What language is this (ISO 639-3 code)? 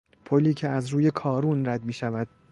fas